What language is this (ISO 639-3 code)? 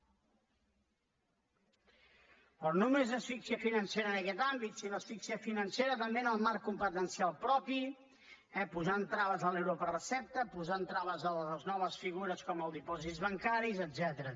cat